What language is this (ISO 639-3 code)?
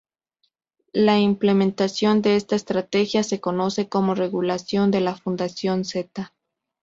spa